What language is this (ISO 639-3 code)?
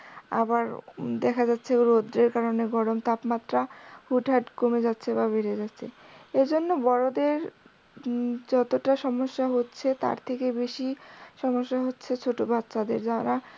ben